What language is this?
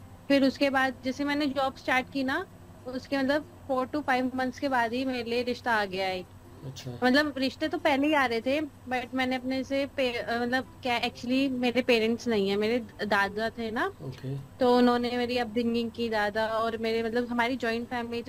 Hindi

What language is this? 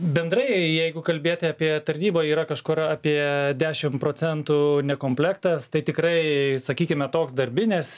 Lithuanian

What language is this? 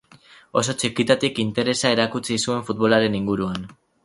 Basque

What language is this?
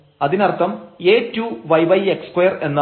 Malayalam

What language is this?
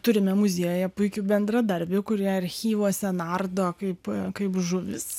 Lithuanian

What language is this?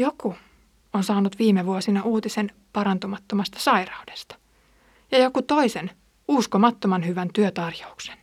Finnish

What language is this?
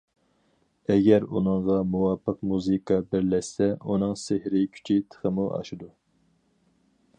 Uyghur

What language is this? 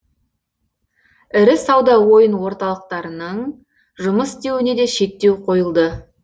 Kazakh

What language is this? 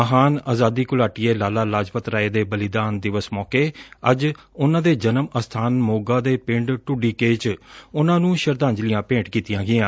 Punjabi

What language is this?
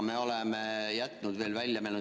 Estonian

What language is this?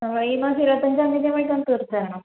Malayalam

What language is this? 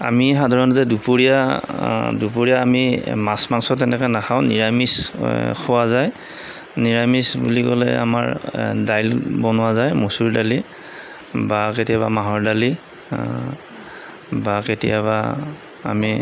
Assamese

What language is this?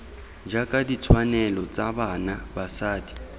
Tswana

